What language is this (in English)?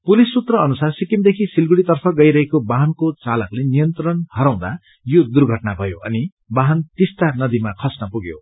Nepali